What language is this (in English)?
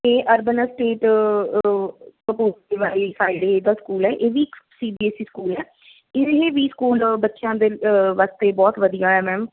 Punjabi